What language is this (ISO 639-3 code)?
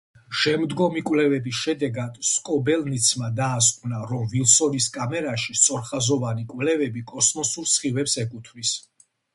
kat